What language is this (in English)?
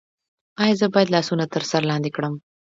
Pashto